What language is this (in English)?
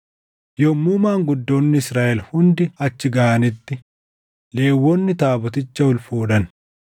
Oromo